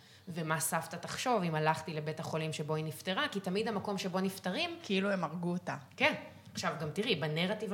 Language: Hebrew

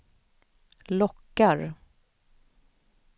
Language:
Swedish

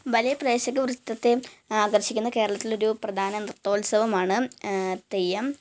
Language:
Malayalam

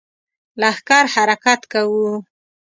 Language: Pashto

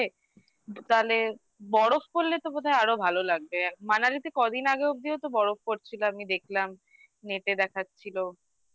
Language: Bangla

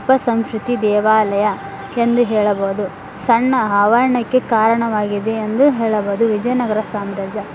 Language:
Kannada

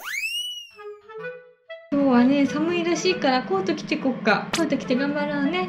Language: Japanese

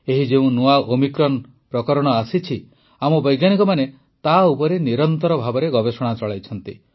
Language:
Odia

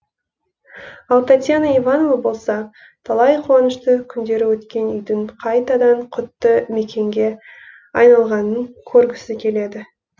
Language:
Kazakh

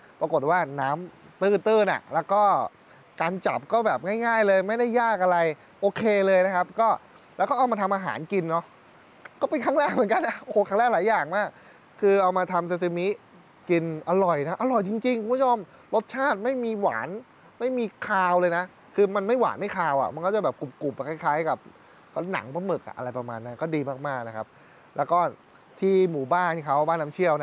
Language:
Thai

